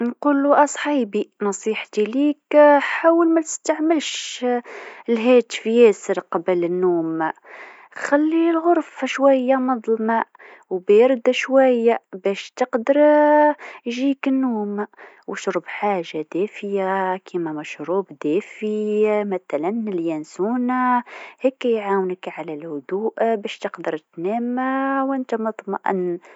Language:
Tunisian Arabic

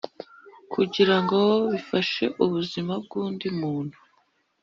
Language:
Kinyarwanda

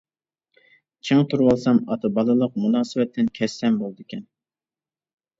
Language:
Uyghur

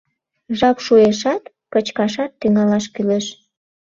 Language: Mari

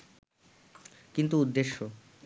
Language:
Bangla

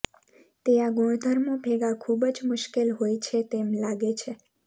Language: Gujarati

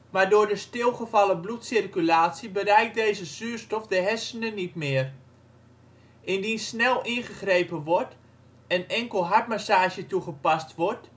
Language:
Dutch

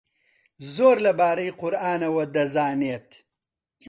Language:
Central Kurdish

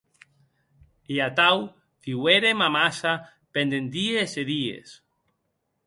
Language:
Occitan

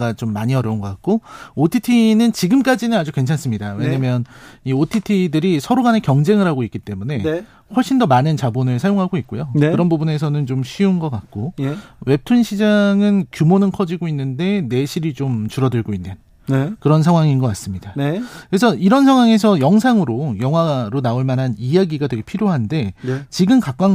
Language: Korean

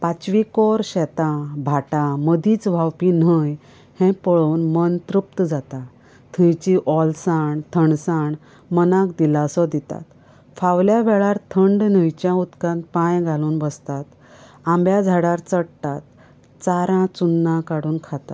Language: Konkani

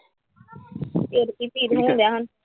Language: Punjabi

